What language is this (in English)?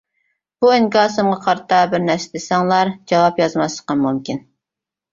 Uyghur